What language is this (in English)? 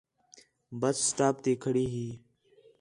Khetrani